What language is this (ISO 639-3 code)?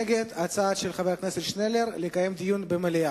heb